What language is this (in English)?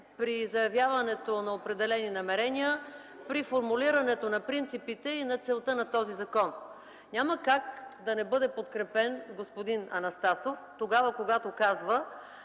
Bulgarian